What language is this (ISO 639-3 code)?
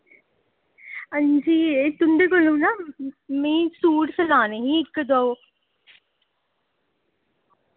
doi